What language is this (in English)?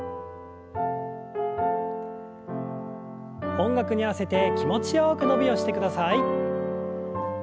Japanese